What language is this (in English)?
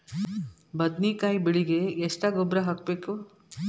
Kannada